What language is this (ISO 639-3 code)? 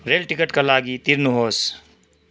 nep